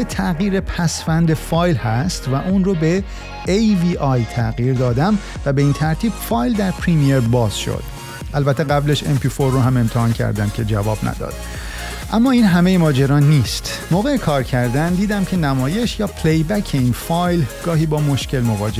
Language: Persian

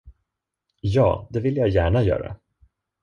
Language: Swedish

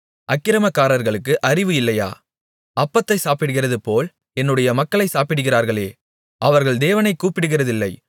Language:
Tamil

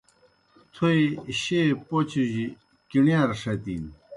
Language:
Kohistani Shina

